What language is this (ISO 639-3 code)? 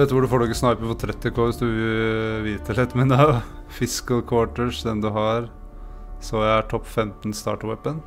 nor